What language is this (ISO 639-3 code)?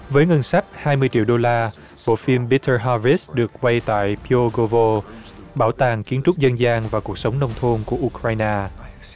vie